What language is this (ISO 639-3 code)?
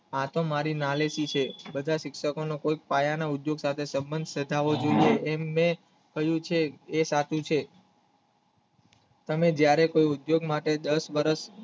guj